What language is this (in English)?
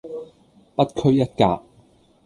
Cantonese